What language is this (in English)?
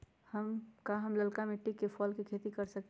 Magahi